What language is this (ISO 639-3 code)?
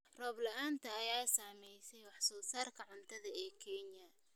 som